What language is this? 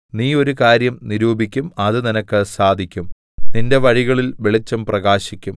Malayalam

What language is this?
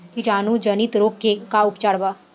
Bhojpuri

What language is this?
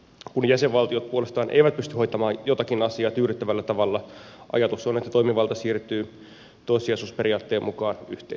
Finnish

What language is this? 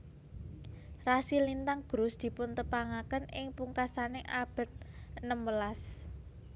Javanese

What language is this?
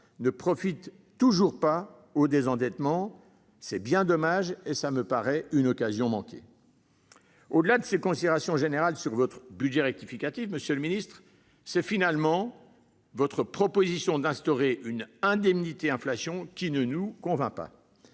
French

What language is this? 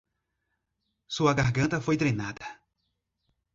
Portuguese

